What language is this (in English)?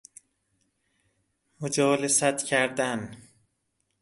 Persian